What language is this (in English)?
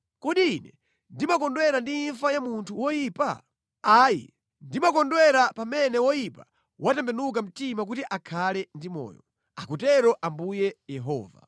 Nyanja